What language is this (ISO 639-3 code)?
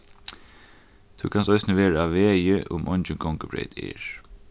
fao